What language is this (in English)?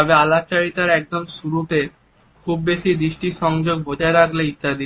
Bangla